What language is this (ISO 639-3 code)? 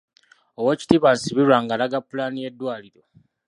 lug